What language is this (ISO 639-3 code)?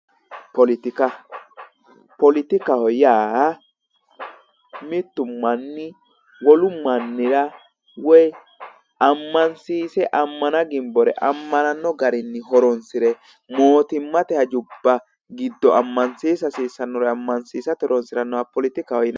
sid